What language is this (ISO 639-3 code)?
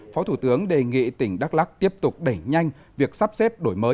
vie